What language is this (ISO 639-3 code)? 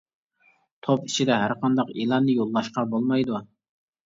uig